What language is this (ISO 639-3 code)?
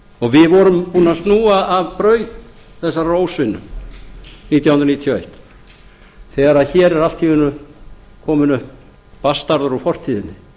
isl